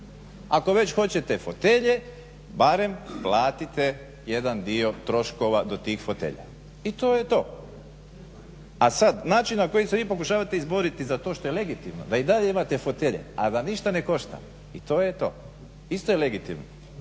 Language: Croatian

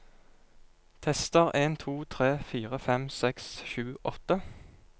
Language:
Norwegian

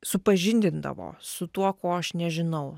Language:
Lithuanian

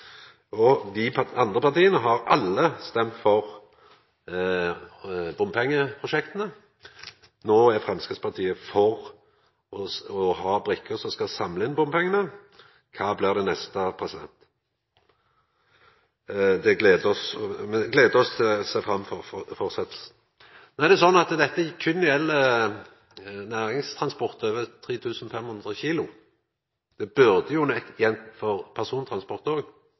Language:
Norwegian Nynorsk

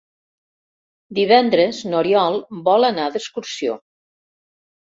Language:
Catalan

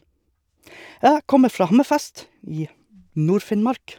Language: Norwegian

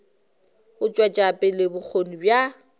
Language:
Northern Sotho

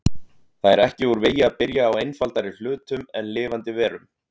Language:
Icelandic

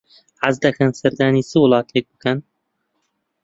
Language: Central Kurdish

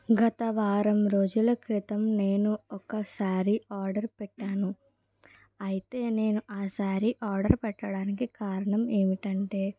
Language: Telugu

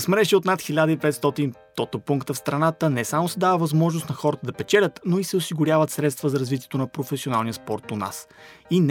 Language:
Bulgarian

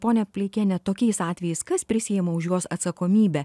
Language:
Lithuanian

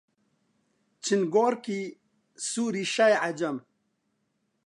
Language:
Central Kurdish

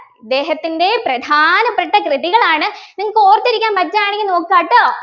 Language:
Malayalam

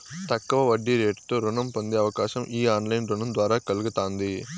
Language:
Telugu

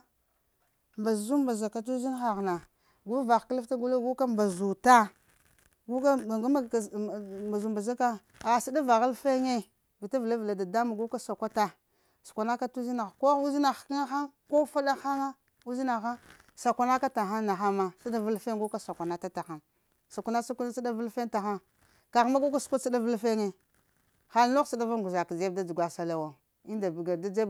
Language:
Lamang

